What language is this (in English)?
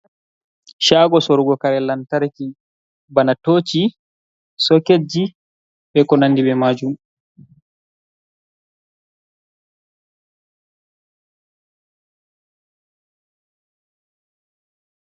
Fula